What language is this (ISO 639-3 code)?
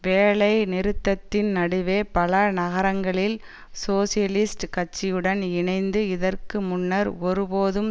tam